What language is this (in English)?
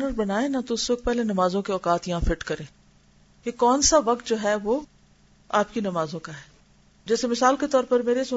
Urdu